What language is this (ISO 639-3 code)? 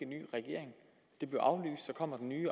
dan